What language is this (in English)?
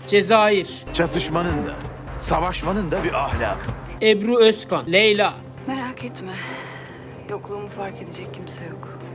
Turkish